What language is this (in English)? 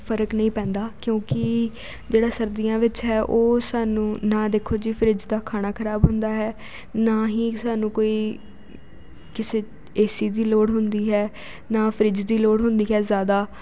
Punjabi